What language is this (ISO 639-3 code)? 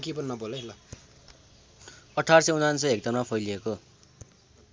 nep